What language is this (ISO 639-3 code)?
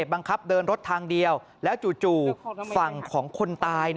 tha